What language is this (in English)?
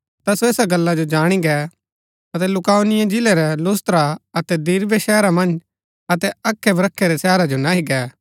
Gaddi